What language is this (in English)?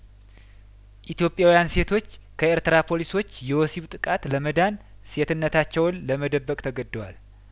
Amharic